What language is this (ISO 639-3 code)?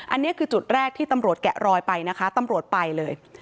tha